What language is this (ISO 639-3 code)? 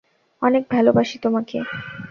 ben